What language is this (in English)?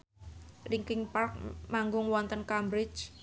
Javanese